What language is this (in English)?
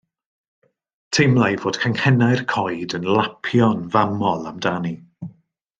Welsh